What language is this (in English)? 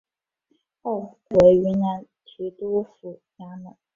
Chinese